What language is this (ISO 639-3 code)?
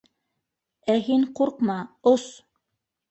bak